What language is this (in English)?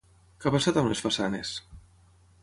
Catalan